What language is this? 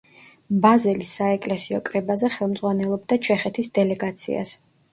Georgian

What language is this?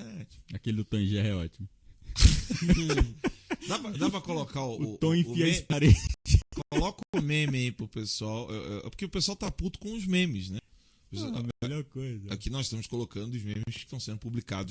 Portuguese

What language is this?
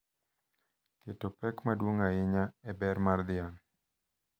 Luo (Kenya and Tanzania)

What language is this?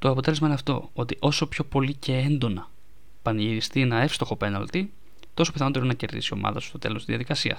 Greek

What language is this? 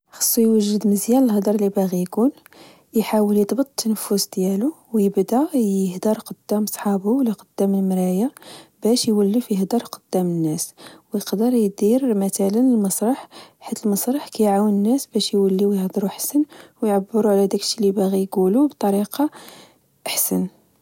Moroccan Arabic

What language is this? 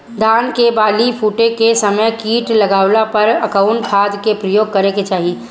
Bhojpuri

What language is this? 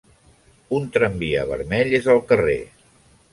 Catalan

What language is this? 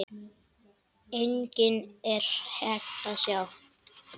Icelandic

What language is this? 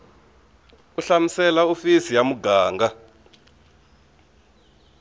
Tsonga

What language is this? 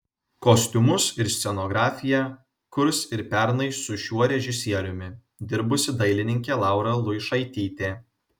Lithuanian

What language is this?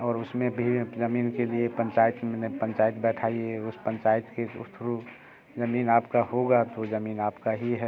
Hindi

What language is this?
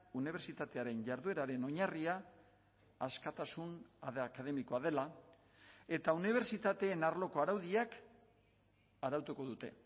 Basque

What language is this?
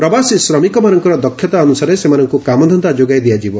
Odia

